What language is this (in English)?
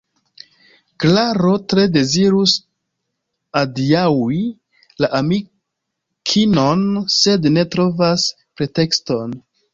Esperanto